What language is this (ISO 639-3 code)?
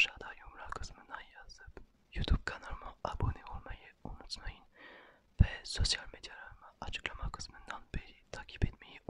tur